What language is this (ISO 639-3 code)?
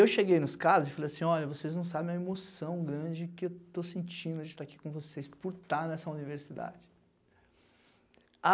por